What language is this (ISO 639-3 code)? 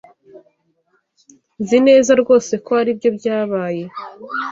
kin